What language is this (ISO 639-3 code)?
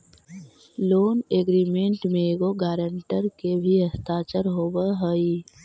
mag